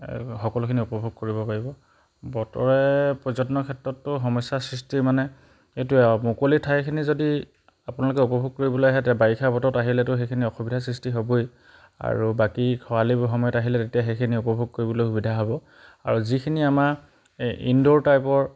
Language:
Assamese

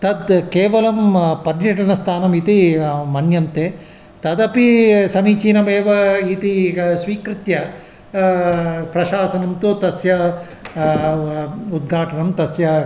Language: Sanskrit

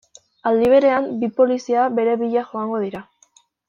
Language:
Basque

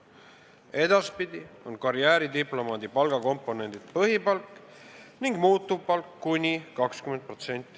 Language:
Estonian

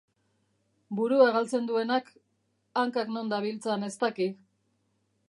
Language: Basque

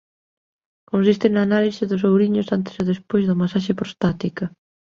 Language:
Galician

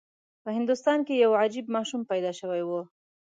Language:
Pashto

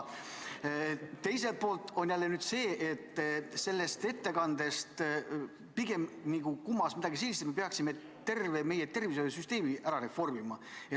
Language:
Estonian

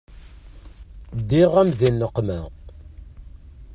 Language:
Kabyle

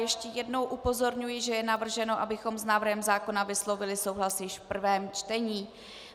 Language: Czech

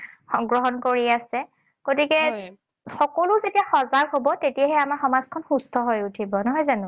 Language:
Assamese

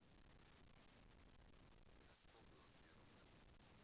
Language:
Russian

